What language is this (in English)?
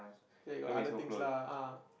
English